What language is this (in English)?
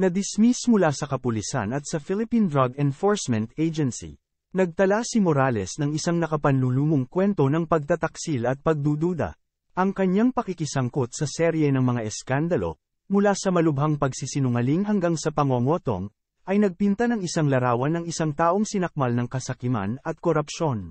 Filipino